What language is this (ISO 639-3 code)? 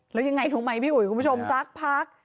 tha